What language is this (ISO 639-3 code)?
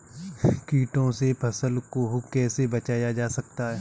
hin